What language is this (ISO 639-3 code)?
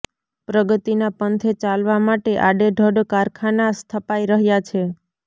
guj